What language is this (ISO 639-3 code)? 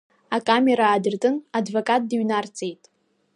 abk